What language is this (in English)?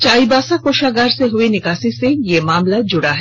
Hindi